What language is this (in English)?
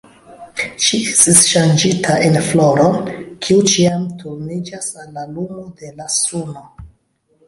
Esperanto